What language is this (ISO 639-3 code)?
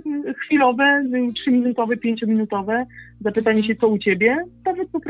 pol